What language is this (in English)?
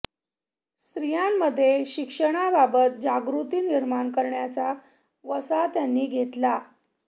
Marathi